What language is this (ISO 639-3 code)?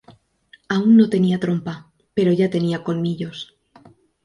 spa